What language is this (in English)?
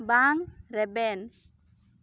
Santali